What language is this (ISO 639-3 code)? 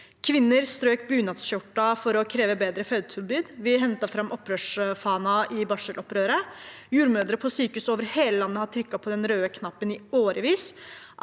nor